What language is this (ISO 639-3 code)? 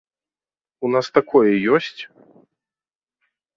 bel